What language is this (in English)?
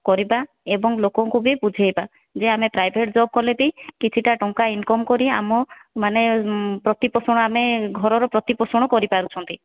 Odia